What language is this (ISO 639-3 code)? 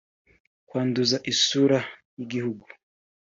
kin